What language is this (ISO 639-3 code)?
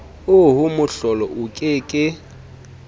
sot